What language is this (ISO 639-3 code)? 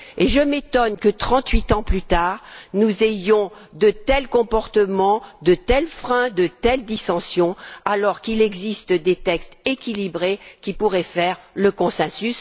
fra